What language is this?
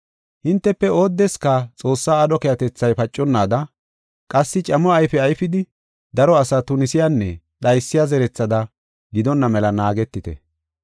Gofa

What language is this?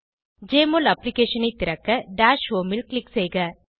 Tamil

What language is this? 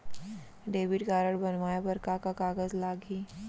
Chhattisgarhi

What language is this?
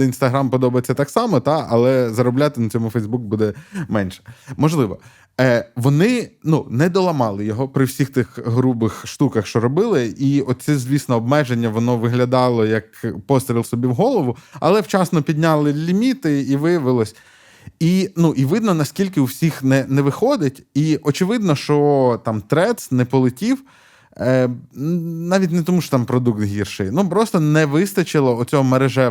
Ukrainian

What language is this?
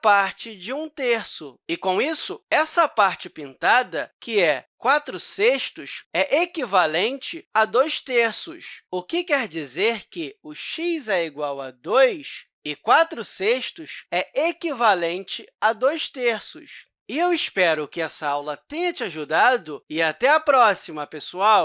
Portuguese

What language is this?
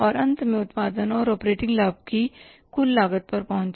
Hindi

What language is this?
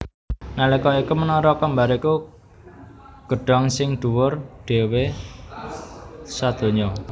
Javanese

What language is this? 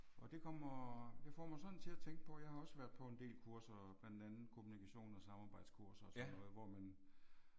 Danish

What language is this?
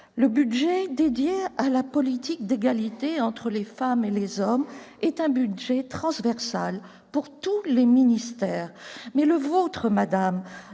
French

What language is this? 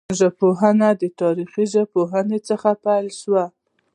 Pashto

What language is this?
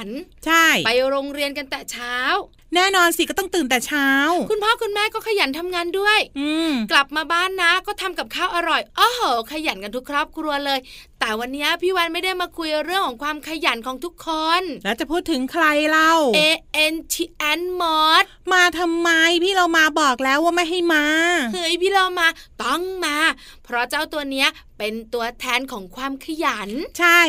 Thai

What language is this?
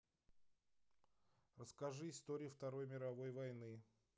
Russian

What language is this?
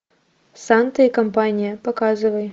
Russian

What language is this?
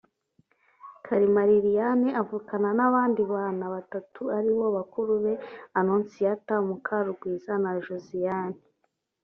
Kinyarwanda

